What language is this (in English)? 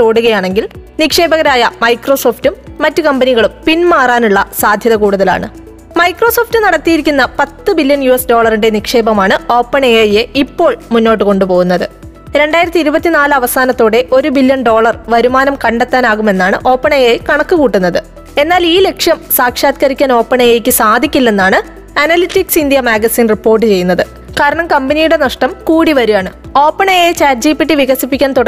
Malayalam